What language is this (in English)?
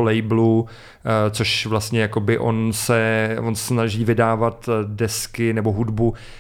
Czech